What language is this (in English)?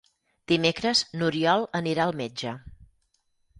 Catalan